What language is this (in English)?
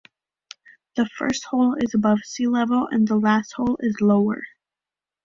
English